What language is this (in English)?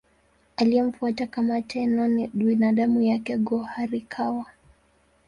Swahili